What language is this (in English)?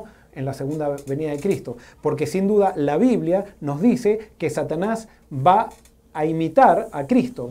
Spanish